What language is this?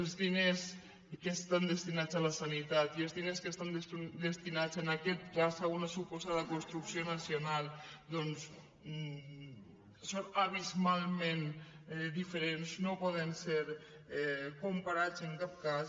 Catalan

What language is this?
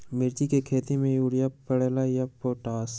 Magahi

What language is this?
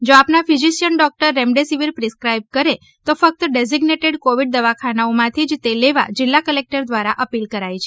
Gujarati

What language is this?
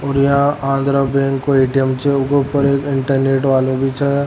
Rajasthani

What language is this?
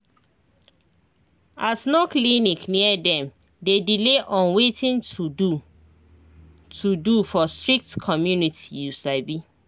Nigerian Pidgin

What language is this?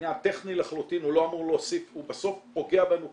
Hebrew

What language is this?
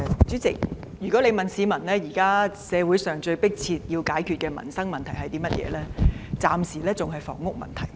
Cantonese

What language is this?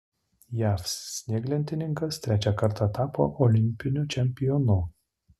Lithuanian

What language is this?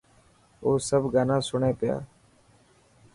Dhatki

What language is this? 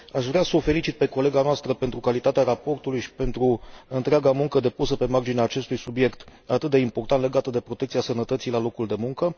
Romanian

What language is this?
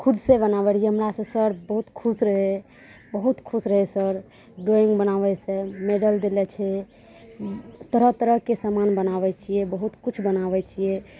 Maithili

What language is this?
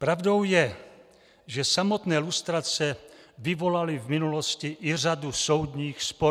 Czech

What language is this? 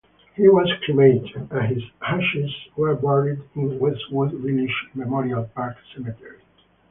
English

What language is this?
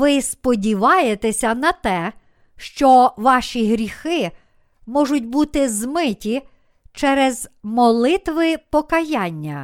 Ukrainian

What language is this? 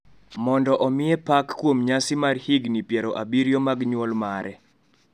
Luo (Kenya and Tanzania)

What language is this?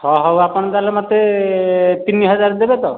Odia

